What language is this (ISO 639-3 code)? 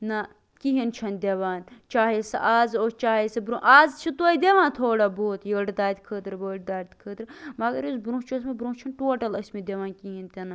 kas